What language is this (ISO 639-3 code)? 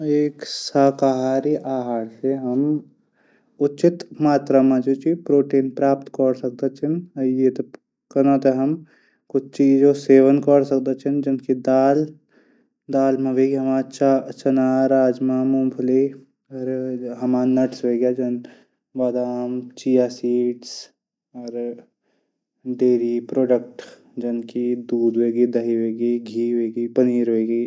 gbm